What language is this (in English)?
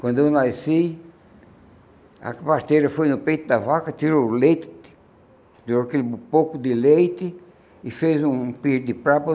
Portuguese